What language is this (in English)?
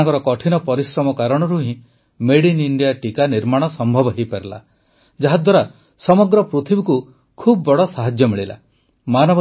Odia